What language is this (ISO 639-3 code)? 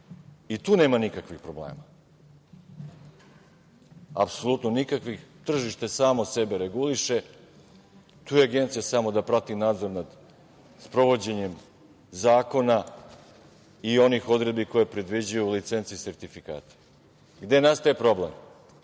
srp